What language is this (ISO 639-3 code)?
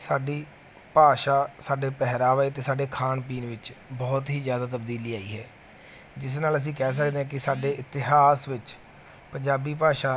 pan